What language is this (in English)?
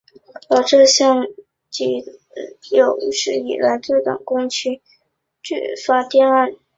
Chinese